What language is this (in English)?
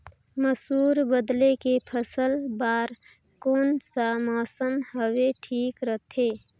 Chhattisgarhi